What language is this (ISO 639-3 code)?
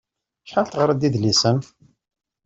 kab